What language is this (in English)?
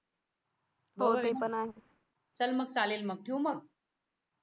Marathi